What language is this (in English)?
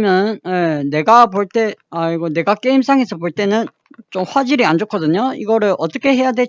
Korean